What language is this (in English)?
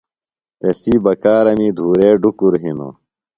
Phalura